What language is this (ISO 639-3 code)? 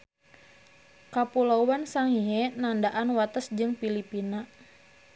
sun